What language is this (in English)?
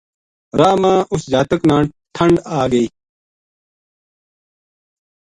Gujari